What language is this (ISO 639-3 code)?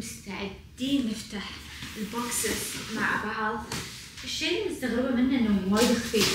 ara